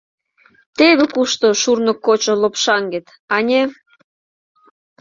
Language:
Mari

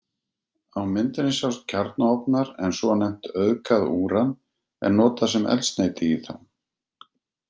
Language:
Icelandic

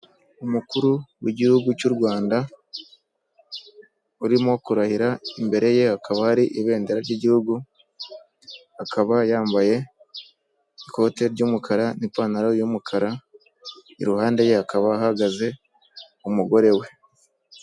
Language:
Kinyarwanda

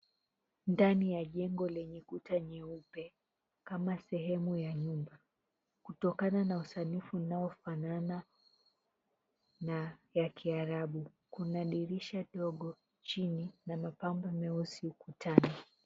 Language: Swahili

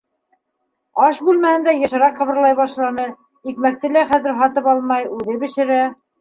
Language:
Bashkir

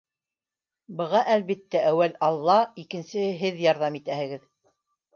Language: Bashkir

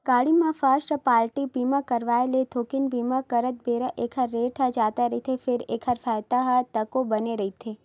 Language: Chhattisgarhi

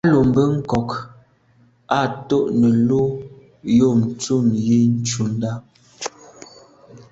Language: Medumba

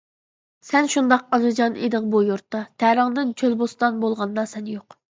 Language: Uyghur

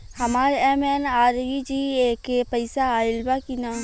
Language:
Bhojpuri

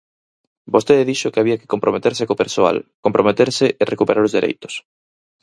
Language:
Galician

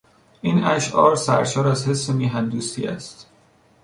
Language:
Persian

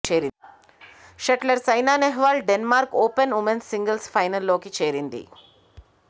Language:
Telugu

